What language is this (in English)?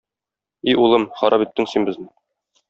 Tatar